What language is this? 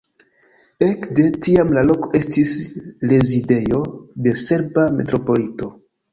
Esperanto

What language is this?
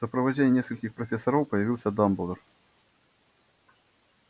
Russian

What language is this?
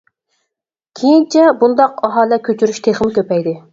Uyghur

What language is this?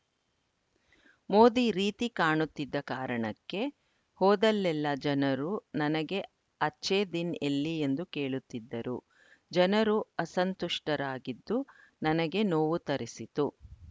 Kannada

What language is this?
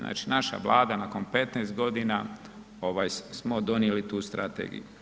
Croatian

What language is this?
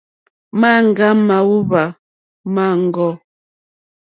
Mokpwe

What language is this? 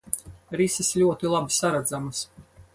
Latvian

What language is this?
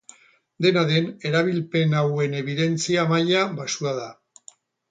Basque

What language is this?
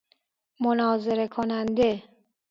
Persian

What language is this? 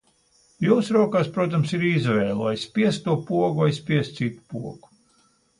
Latvian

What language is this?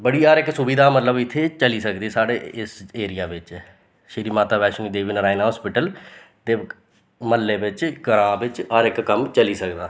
Dogri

